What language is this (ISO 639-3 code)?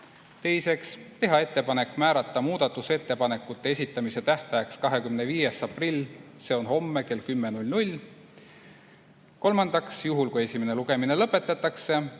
est